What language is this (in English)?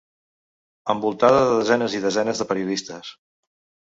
Catalan